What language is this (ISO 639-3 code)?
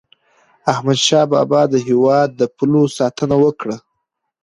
pus